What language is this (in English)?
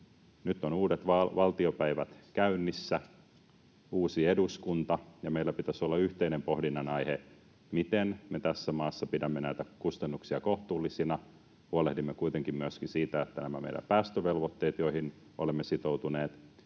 Finnish